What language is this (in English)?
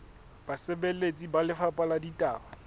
Southern Sotho